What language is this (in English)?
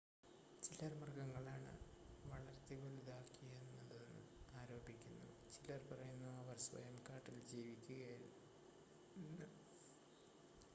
Malayalam